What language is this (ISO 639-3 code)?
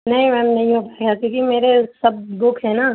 urd